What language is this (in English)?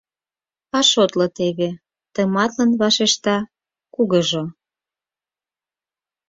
Mari